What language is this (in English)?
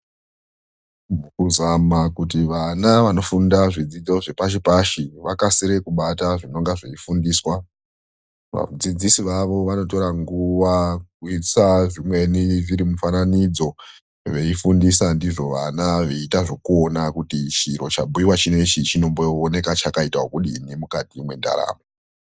Ndau